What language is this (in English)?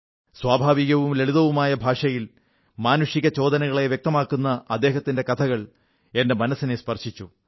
Malayalam